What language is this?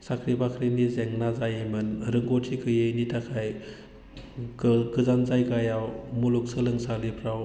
Bodo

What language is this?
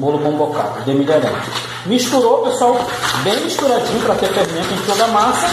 Portuguese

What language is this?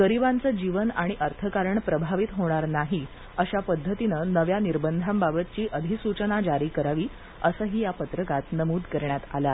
Marathi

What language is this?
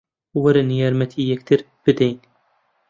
Central Kurdish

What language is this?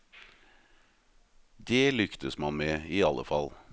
Norwegian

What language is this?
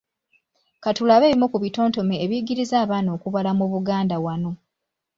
Ganda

